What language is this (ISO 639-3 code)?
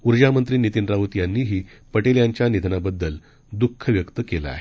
mar